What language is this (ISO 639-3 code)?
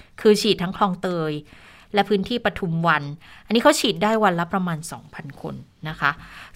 tha